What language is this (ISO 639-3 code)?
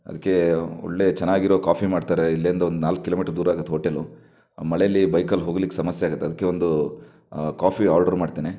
kan